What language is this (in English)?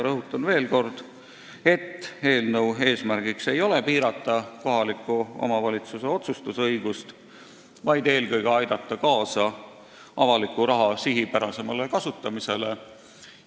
Estonian